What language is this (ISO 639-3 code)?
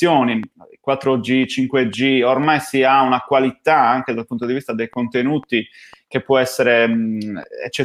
ita